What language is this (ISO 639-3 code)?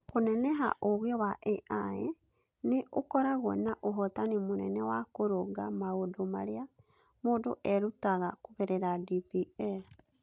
kik